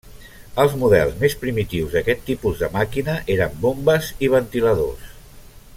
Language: Catalan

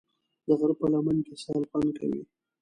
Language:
Pashto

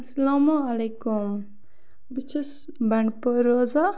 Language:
Kashmiri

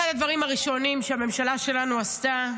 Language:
Hebrew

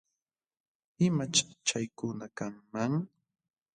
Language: Jauja Wanca Quechua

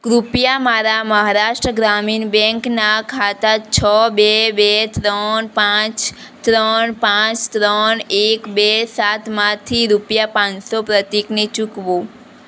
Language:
Gujarati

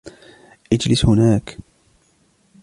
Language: Arabic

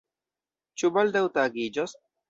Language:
Esperanto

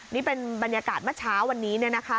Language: Thai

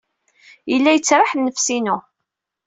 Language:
Kabyle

